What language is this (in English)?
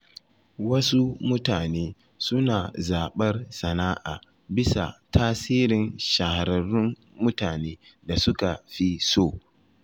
Hausa